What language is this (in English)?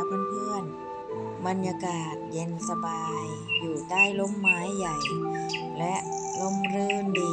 Thai